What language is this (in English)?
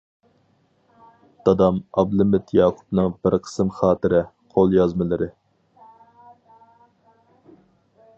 Uyghur